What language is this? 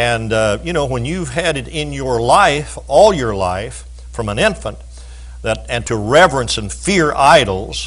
English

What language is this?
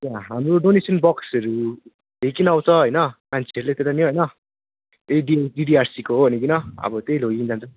Nepali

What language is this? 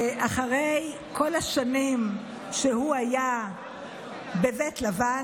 Hebrew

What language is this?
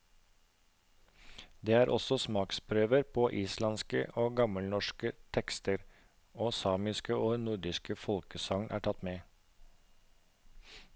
Norwegian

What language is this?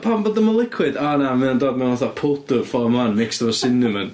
Welsh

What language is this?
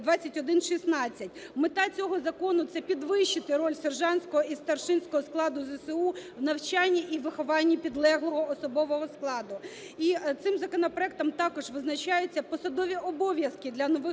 Ukrainian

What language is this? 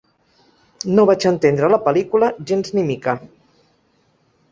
Catalan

